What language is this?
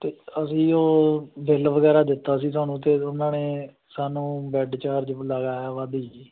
Punjabi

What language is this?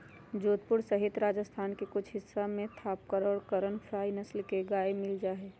Magahi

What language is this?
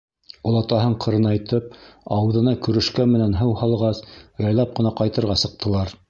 Bashkir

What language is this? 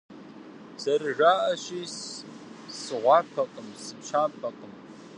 Kabardian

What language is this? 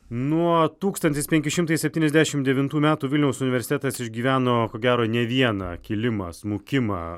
Lithuanian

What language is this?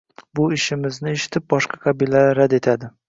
Uzbek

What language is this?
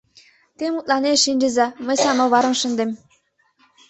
Mari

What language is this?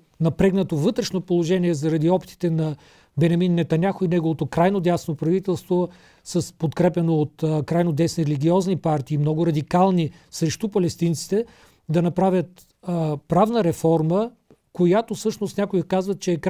Bulgarian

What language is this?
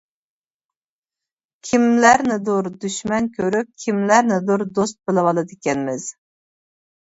Uyghur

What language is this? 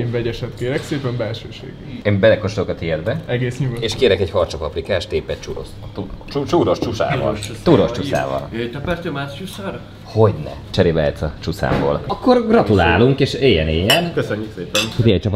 Hungarian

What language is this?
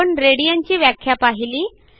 Marathi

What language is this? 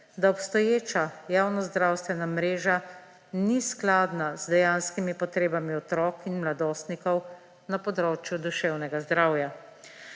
Slovenian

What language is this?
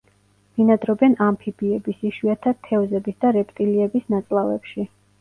Georgian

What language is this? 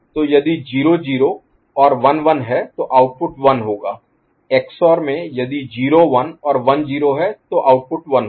Hindi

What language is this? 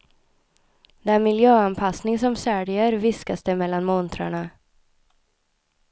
Swedish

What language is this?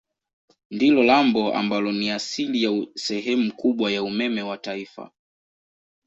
Swahili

